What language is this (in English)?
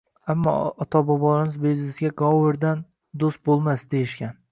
Uzbek